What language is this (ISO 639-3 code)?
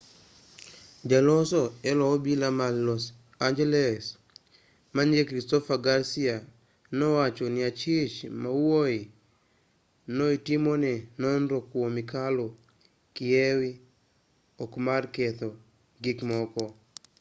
luo